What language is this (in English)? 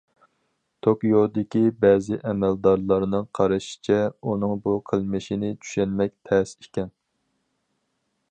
Uyghur